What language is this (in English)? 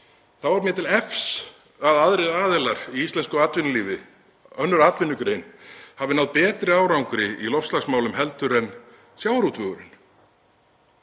Icelandic